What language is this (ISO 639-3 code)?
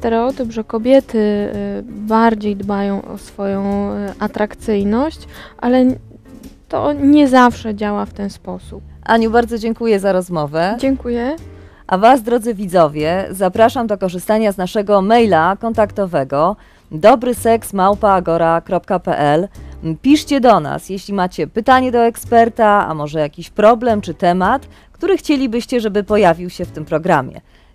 pol